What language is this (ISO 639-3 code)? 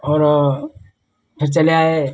hin